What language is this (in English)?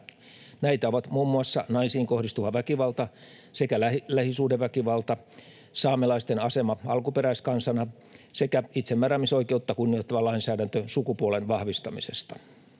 Finnish